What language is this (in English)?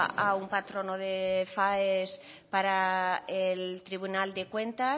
Spanish